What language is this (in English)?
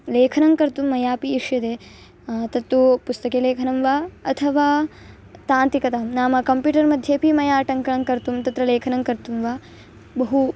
Sanskrit